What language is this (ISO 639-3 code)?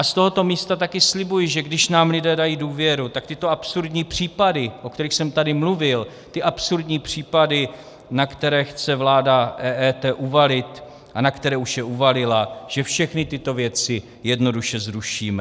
ces